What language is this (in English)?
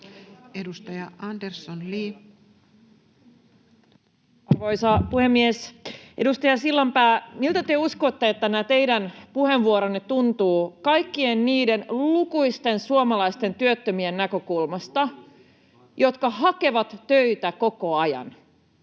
Finnish